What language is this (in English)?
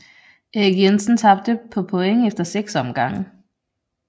Danish